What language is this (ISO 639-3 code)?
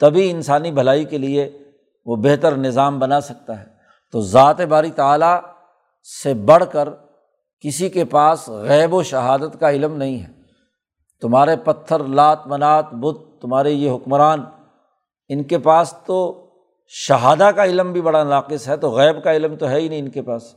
urd